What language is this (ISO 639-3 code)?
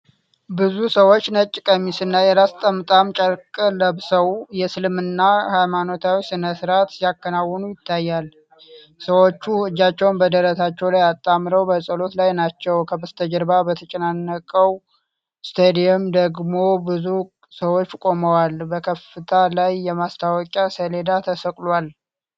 amh